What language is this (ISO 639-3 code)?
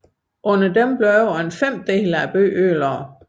dan